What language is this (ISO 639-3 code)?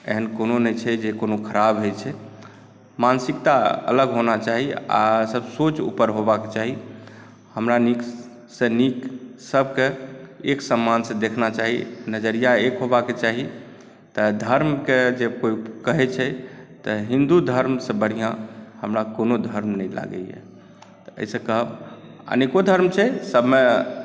mai